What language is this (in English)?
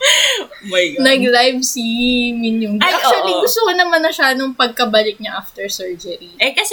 Filipino